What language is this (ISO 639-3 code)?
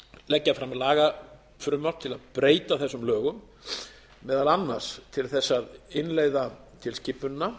isl